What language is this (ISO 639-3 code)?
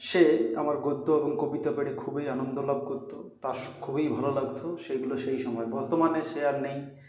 ben